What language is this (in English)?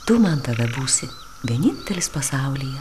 Lithuanian